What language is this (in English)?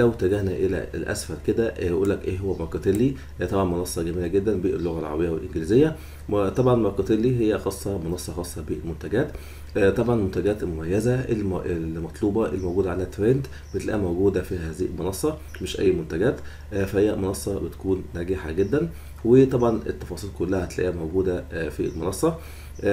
Arabic